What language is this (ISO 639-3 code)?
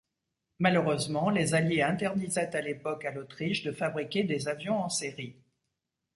fra